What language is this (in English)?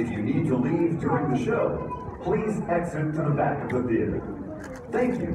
Portuguese